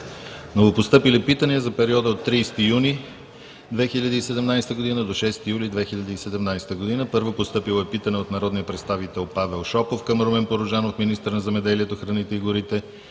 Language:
Bulgarian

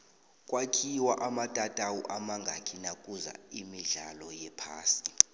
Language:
South Ndebele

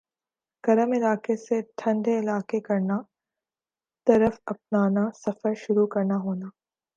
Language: Urdu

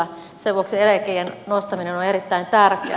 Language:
Finnish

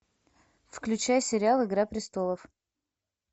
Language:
Russian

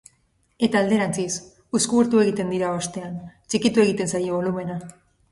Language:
Basque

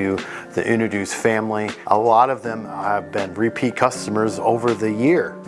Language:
English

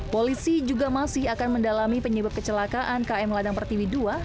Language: Indonesian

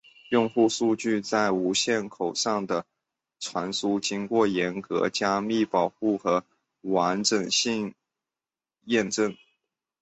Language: Chinese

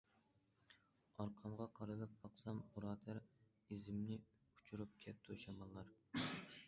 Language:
Uyghur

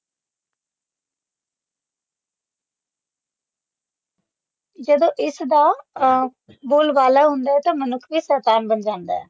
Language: Punjabi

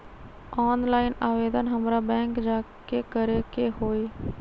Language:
Magahi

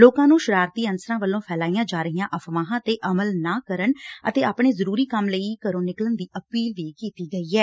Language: Punjabi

